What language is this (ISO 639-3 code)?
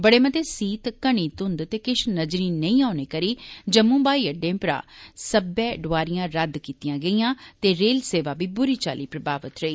doi